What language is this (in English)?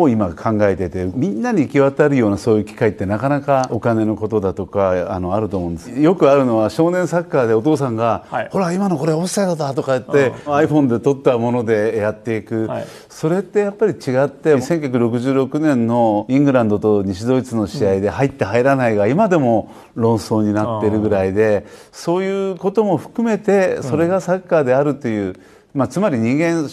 Japanese